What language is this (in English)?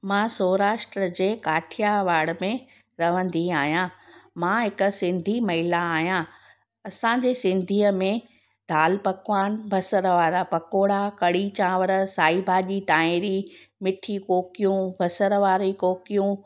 Sindhi